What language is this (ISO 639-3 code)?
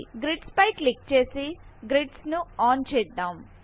tel